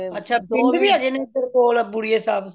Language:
Punjabi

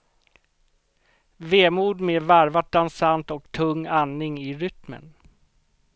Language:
Swedish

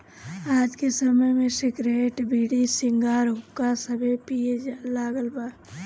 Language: Bhojpuri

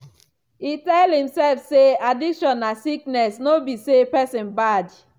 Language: Nigerian Pidgin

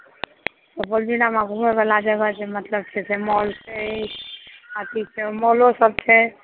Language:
Maithili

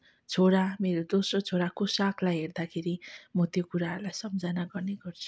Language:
Nepali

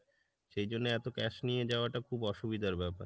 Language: Bangla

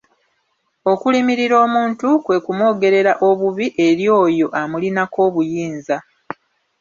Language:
Ganda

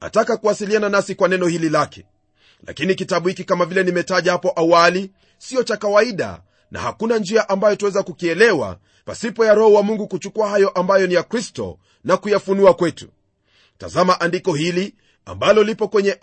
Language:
Swahili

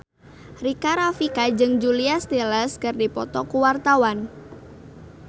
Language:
Sundanese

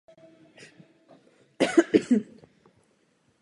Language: Czech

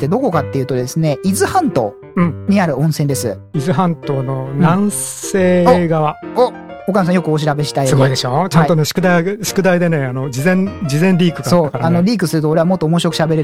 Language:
Japanese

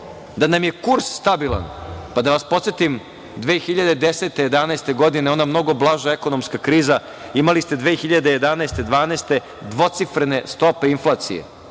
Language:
Serbian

